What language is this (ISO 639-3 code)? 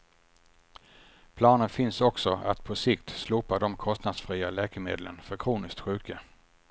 swe